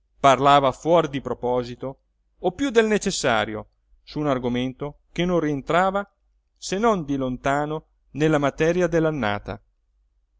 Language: Italian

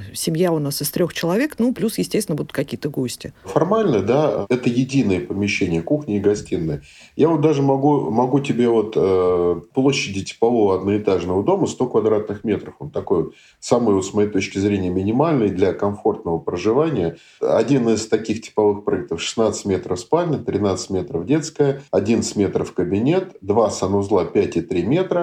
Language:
Russian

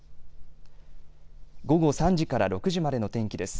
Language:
Japanese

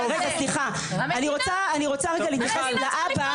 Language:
Hebrew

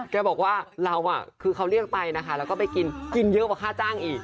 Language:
Thai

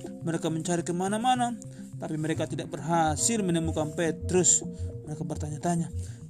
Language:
Indonesian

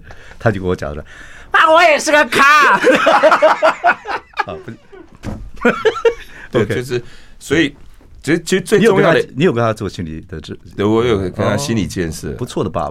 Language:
Chinese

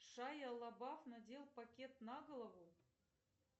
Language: Russian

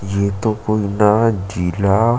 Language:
Chhattisgarhi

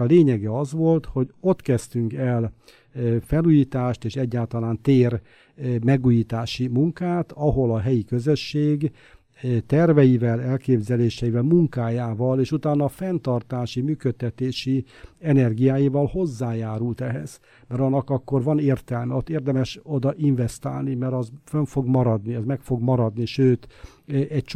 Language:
Hungarian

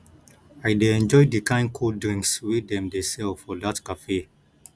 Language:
Nigerian Pidgin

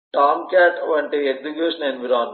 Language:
Telugu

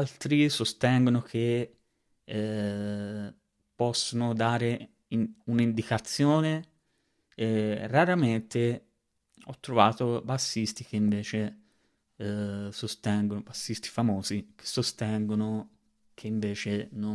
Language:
Italian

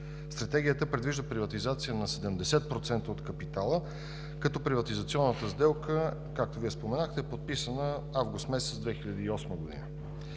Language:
Bulgarian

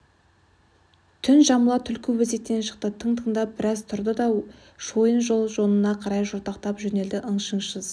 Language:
Kazakh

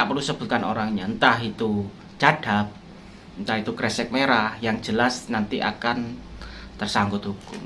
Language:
Indonesian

